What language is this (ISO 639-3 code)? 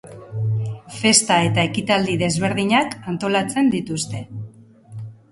eus